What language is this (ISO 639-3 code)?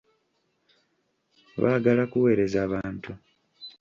lug